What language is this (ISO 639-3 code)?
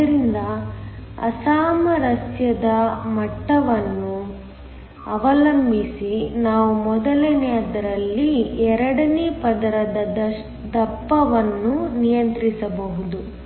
kan